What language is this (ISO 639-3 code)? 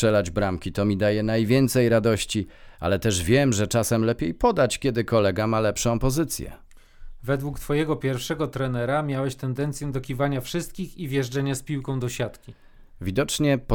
pol